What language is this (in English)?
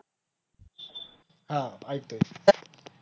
Marathi